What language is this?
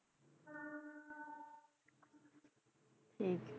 Punjabi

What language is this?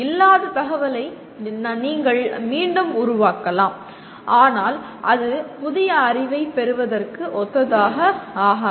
Tamil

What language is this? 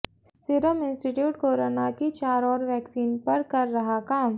Hindi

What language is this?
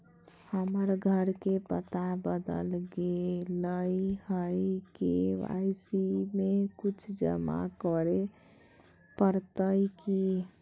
Magahi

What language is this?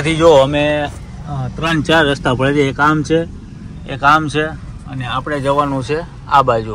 Gujarati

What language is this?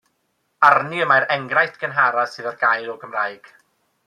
Welsh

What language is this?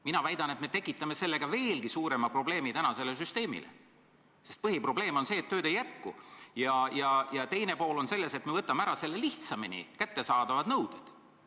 Estonian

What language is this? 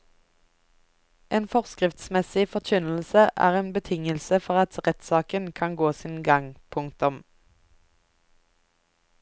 Norwegian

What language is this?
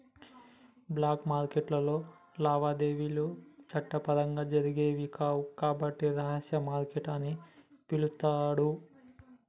Telugu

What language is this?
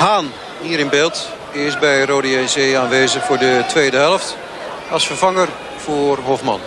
Dutch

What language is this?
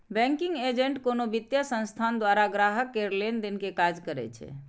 Maithili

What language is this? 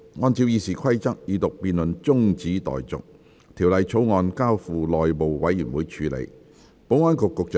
Cantonese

